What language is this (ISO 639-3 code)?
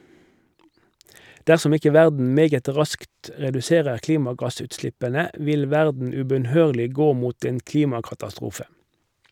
nor